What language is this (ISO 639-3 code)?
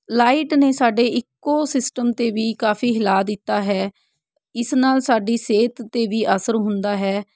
pan